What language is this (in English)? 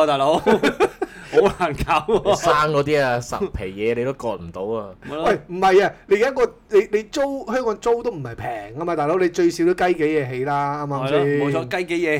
Chinese